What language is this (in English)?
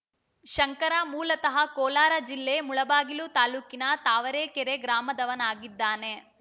Kannada